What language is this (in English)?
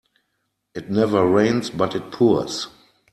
English